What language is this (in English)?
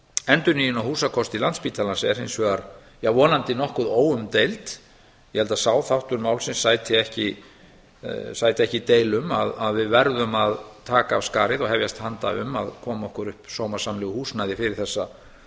Icelandic